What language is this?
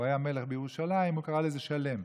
Hebrew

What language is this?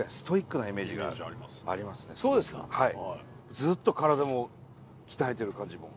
Japanese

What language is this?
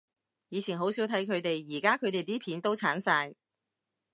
Cantonese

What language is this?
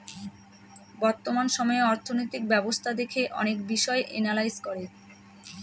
Bangla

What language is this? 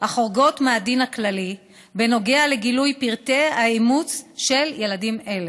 Hebrew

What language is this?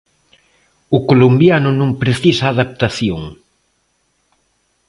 Galician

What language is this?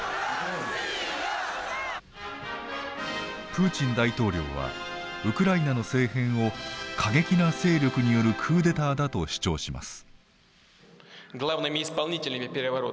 Japanese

